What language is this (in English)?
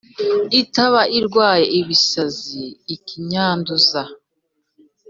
Kinyarwanda